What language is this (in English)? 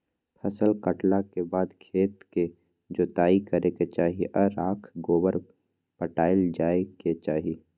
Magahi